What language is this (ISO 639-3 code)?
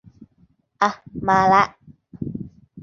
tha